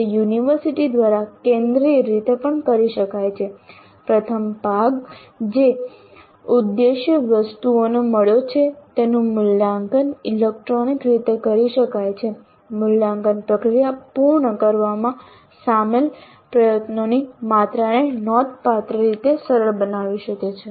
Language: Gujarati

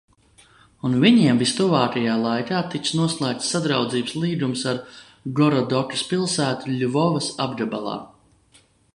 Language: Latvian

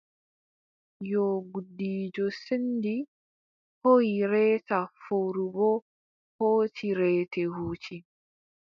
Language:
Adamawa Fulfulde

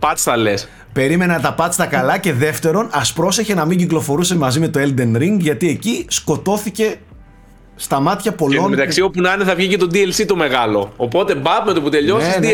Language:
Greek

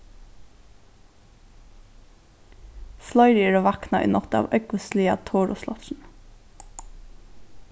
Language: Faroese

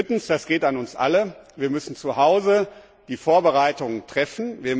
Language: German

